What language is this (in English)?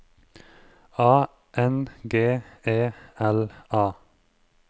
Norwegian